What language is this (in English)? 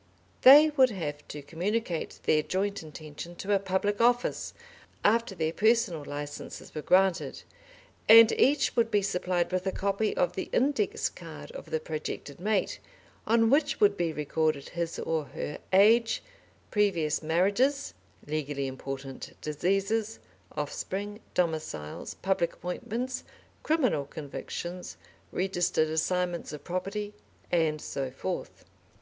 English